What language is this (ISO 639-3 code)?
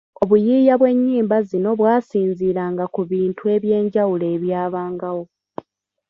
lug